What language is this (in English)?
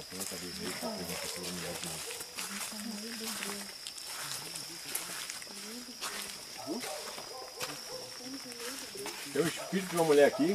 Portuguese